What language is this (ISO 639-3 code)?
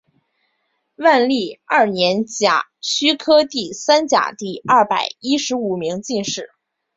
zho